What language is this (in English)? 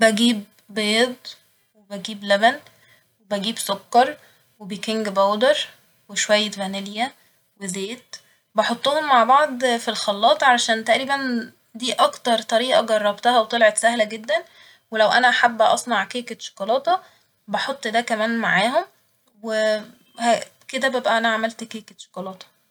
Egyptian Arabic